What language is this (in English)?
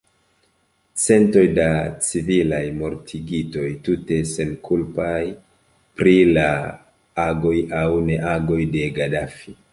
Esperanto